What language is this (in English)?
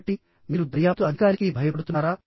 Telugu